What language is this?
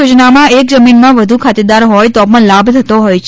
Gujarati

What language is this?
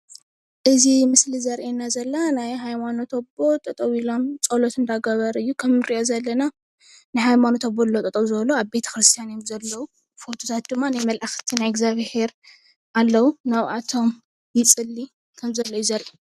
Tigrinya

